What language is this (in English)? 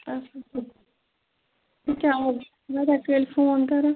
Kashmiri